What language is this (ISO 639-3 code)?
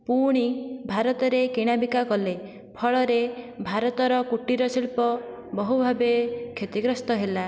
ori